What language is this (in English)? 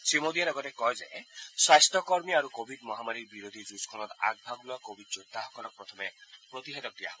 Assamese